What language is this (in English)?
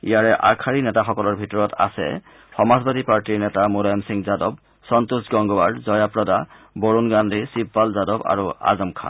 Assamese